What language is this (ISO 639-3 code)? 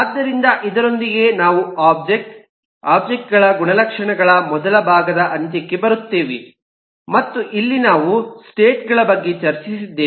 kan